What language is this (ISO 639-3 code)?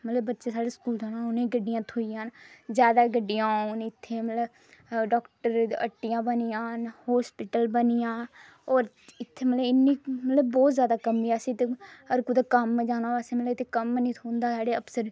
doi